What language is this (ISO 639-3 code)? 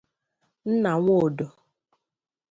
ibo